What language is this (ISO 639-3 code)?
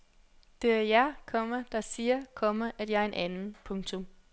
dan